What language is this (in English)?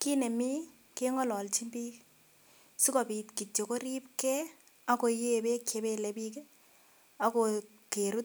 Kalenjin